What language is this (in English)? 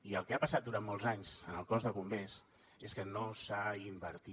Catalan